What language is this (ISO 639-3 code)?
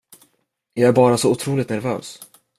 swe